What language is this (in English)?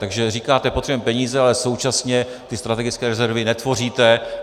Czech